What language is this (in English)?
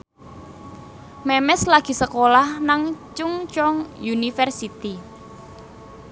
Javanese